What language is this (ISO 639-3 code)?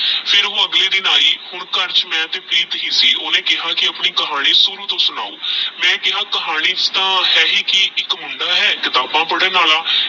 pan